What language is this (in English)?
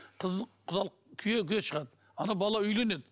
Kazakh